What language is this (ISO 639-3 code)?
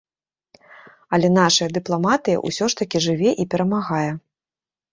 bel